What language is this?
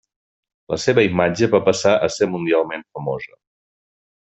Catalan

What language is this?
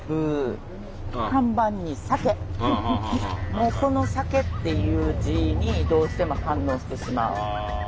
Japanese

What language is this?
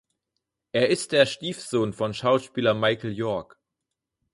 German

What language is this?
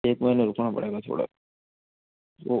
Hindi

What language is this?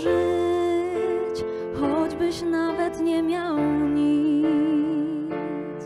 Polish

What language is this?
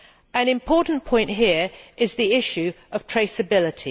English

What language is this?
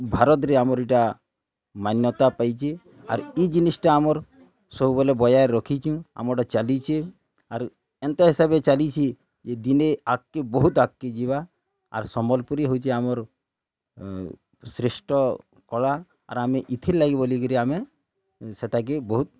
Odia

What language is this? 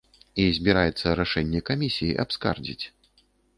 Belarusian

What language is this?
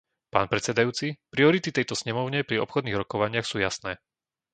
Slovak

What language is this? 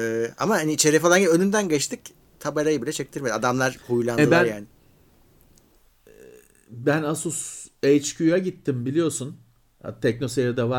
Turkish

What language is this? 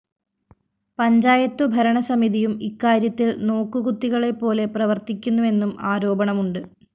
Malayalam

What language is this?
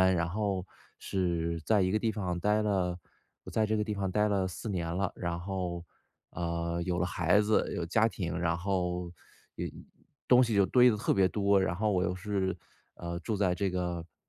Chinese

